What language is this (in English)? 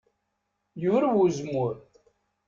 Kabyle